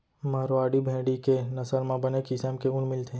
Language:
Chhattisgarhi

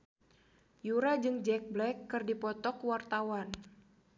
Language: Sundanese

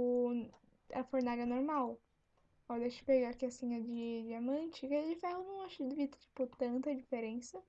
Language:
Portuguese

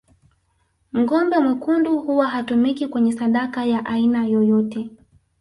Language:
Swahili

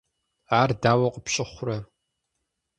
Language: Kabardian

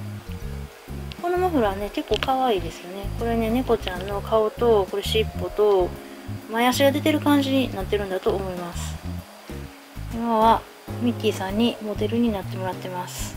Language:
Japanese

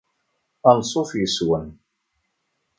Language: Kabyle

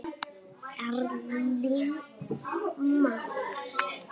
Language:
Icelandic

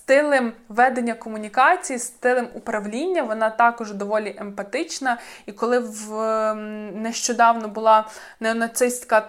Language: Ukrainian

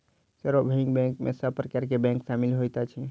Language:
Maithili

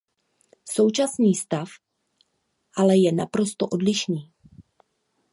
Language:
Czech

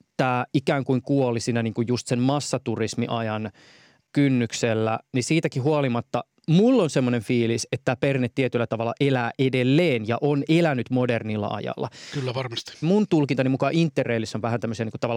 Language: Finnish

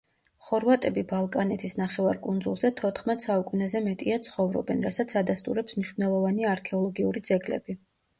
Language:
Georgian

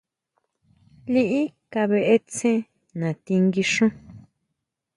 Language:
Huautla Mazatec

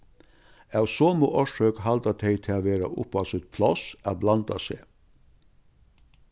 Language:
Faroese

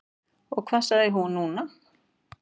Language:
Icelandic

